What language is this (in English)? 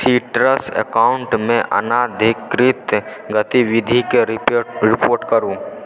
Maithili